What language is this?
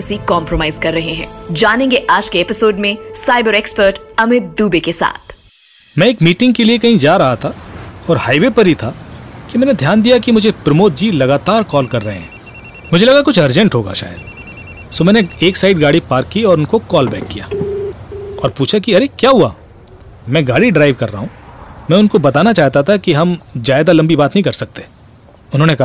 Hindi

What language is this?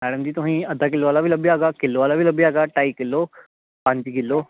Dogri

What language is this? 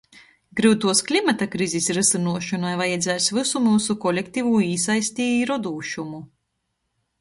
Latgalian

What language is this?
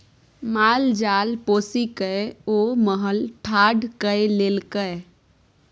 Maithili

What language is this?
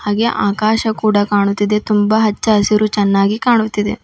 Kannada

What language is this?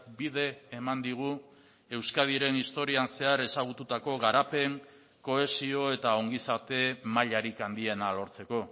Basque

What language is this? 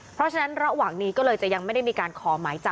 Thai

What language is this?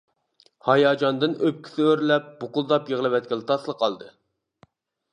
Uyghur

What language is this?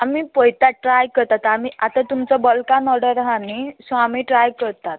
Konkani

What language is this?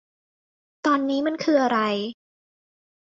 Thai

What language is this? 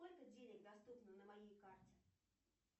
Russian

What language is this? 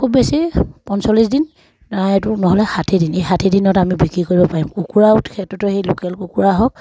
Assamese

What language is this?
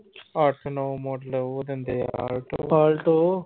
Punjabi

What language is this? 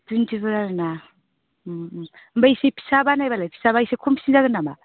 Bodo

